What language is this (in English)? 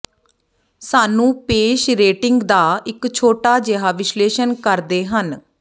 Punjabi